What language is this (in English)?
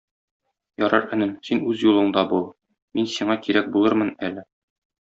Tatar